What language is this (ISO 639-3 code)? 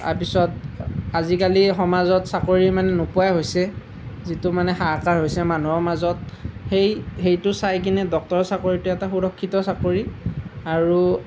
asm